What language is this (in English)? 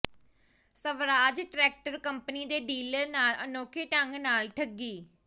Punjabi